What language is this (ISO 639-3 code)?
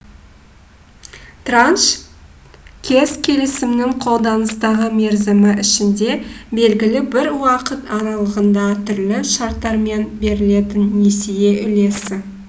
kaz